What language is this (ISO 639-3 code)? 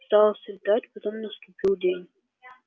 rus